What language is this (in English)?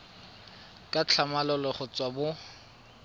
Tswana